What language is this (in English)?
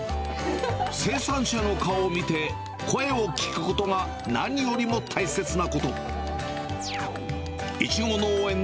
Japanese